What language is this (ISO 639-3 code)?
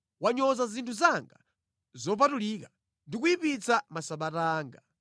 nya